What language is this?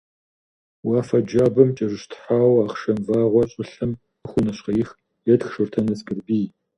Kabardian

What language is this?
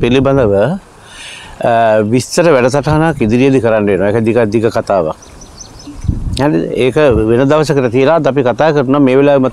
Indonesian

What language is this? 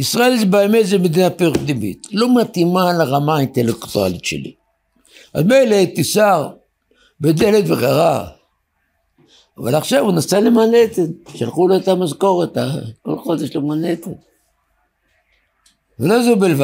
Hebrew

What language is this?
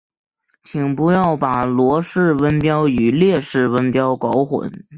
Chinese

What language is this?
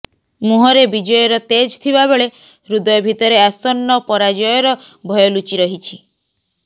Odia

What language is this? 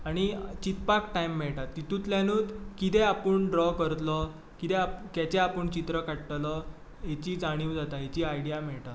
Konkani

